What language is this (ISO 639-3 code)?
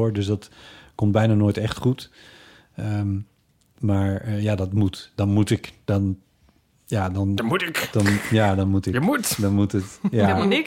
nld